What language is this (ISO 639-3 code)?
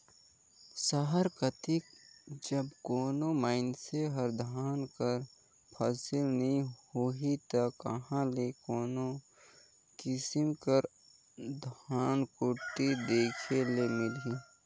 hne